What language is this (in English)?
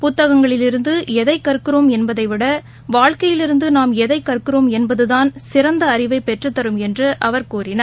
Tamil